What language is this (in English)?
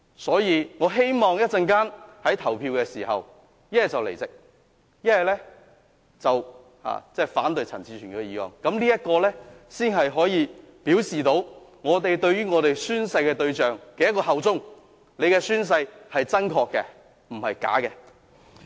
Cantonese